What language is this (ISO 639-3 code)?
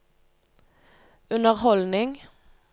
nor